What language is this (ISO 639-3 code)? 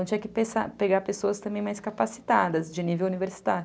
por